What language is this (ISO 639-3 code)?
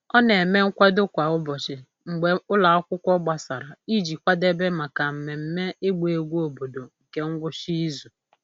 ibo